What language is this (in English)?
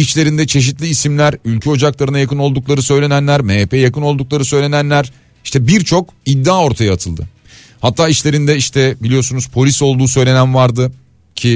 Turkish